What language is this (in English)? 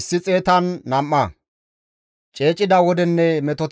Gamo